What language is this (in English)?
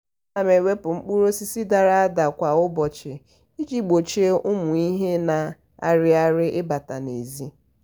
Igbo